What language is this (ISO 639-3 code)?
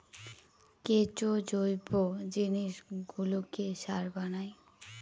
ben